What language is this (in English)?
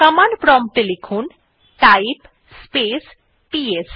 Bangla